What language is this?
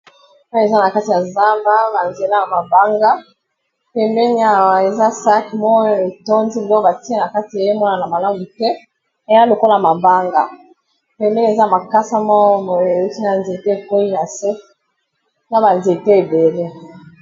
Lingala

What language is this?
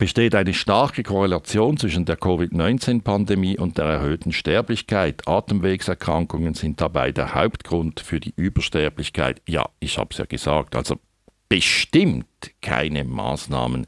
German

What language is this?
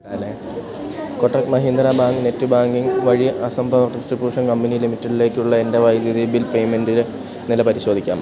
Malayalam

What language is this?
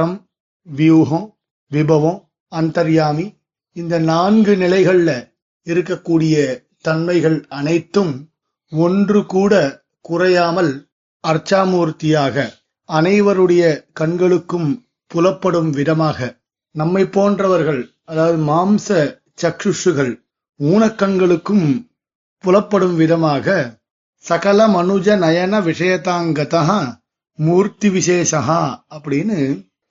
Tamil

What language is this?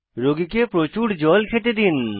Bangla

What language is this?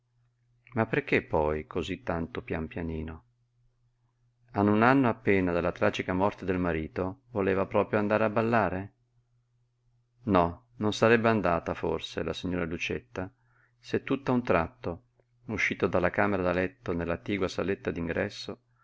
Italian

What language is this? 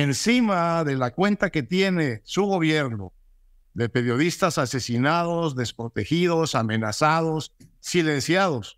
Spanish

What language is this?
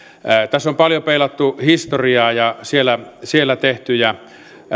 Finnish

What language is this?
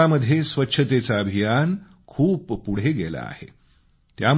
Marathi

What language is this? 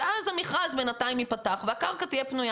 Hebrew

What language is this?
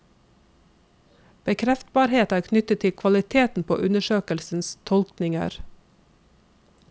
Norwegian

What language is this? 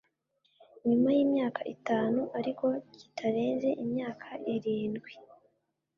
Kinyarwanda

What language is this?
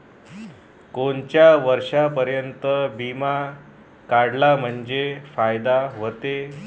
Marathi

